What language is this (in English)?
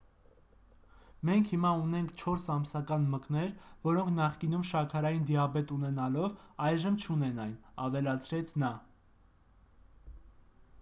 Armenian